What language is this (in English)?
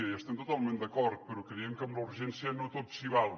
Catalan